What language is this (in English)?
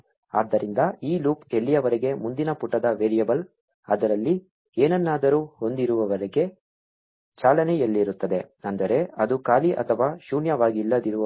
Kannada